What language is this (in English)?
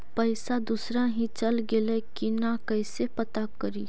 Magahi